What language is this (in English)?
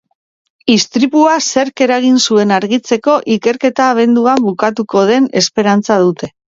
Basque